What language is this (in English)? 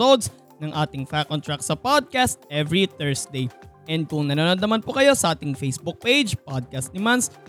Filipino